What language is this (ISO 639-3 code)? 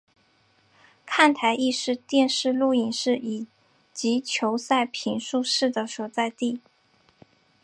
zho